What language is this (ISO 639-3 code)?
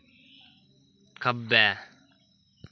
doi